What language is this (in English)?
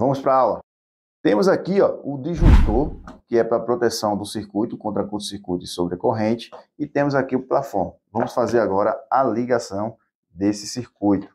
Portuguese